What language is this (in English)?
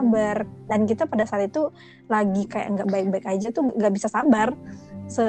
Indonesian